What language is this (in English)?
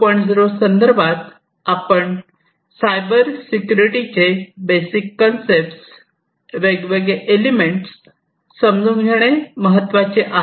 Marathi